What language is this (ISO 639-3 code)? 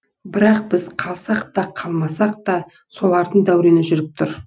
kaz